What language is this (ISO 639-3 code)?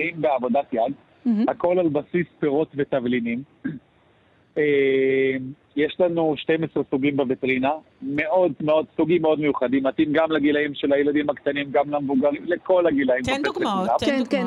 heb